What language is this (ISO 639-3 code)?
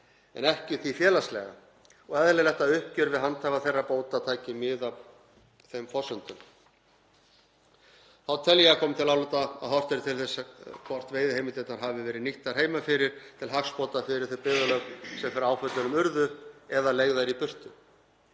isl